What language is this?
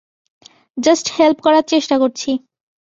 Bangla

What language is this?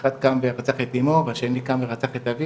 Hebrew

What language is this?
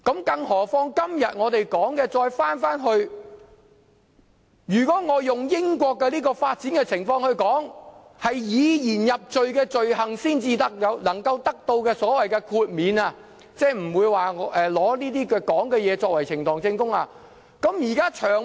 Cantonese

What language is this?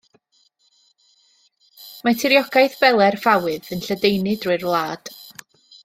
Welsh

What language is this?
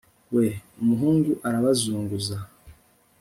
Kinyarwanda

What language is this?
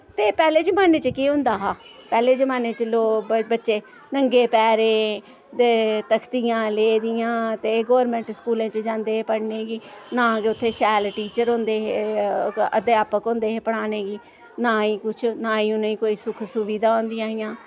Dogri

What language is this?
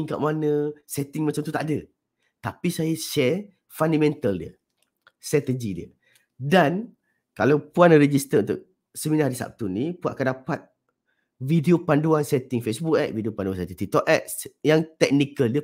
Malay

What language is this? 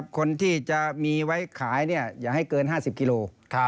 Thai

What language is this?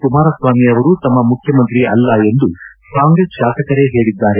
Kannada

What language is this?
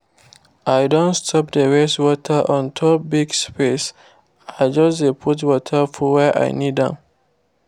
Nigerian Pidgin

